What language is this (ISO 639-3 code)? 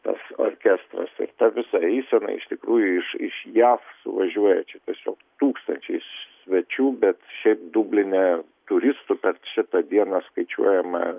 lit